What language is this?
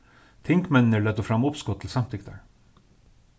Faroese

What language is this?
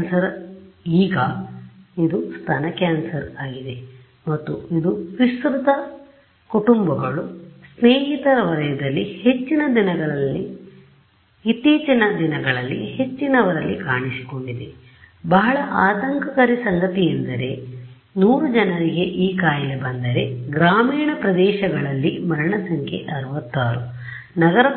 Kannada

